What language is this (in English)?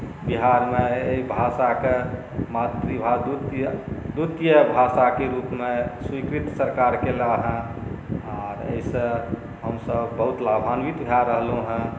Maithili